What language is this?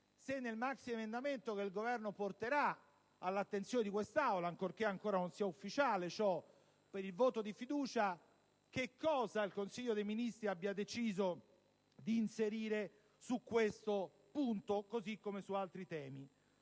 Italian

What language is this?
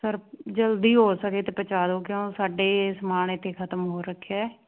Punjabi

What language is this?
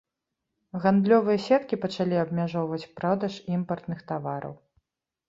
Belarusian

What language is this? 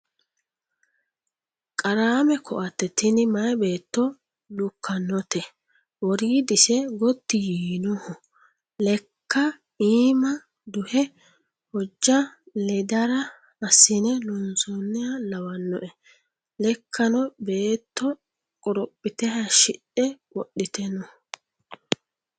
Sidamo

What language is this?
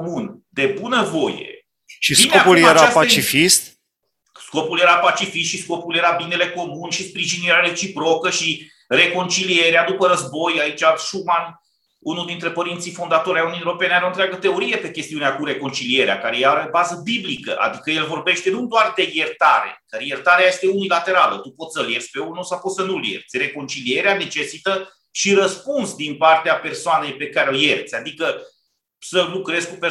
Romanian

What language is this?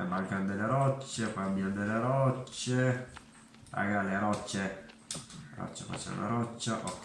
Italian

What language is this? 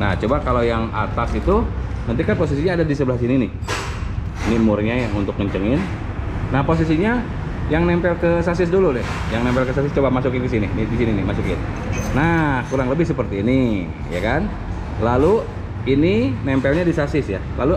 Indonesian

